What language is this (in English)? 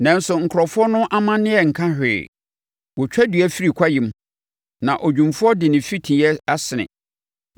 Akan